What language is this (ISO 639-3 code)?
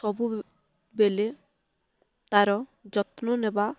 ori